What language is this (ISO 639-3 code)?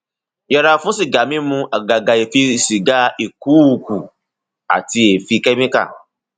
yor